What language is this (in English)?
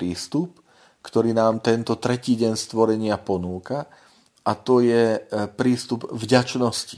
Slovak